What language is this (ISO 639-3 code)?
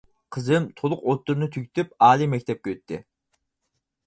uig